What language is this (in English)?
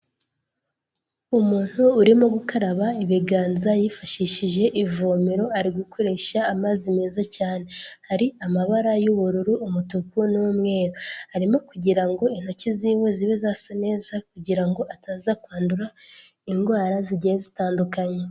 Kinyarwanda